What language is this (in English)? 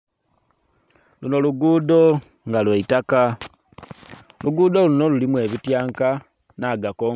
Soga